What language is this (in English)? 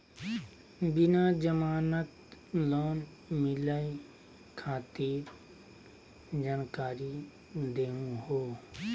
Magahi